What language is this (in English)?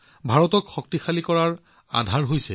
Assamese